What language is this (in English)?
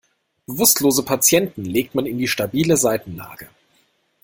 German